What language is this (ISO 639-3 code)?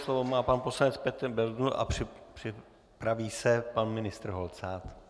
ces